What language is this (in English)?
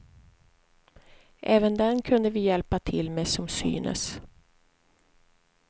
Swedish